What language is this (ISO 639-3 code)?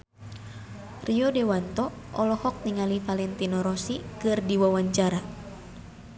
sun